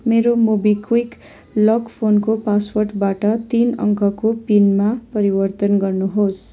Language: Nepali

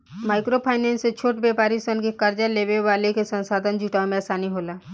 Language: Bhojpuri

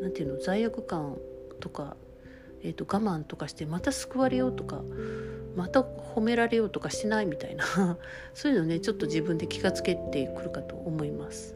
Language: Japanese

